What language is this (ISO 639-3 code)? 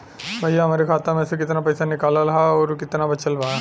bho